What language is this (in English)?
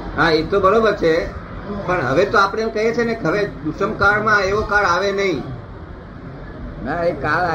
Gujarati